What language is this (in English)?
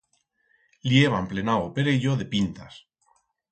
Aragonese